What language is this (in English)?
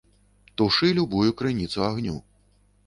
Belarusian